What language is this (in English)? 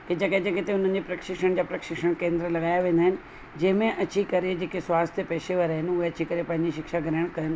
Sindhi